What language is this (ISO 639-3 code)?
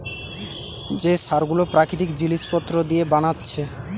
ben